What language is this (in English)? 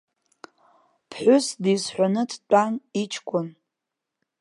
Abkhazian